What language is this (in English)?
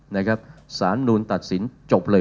Thai